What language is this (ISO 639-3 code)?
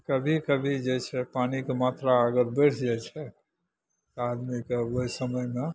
mai